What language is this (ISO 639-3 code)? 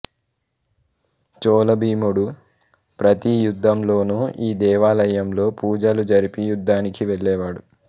tel